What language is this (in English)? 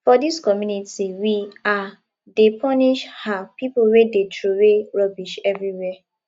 Nigerian Pidgin